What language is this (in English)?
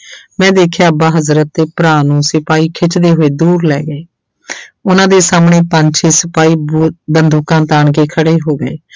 Punjabi